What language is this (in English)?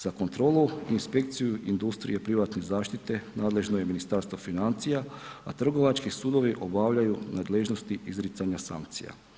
Croatian